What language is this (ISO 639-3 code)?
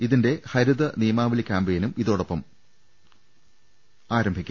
mal